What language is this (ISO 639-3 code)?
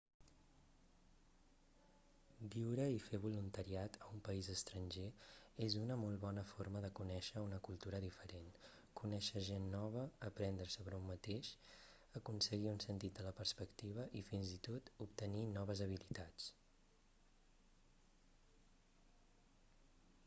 cat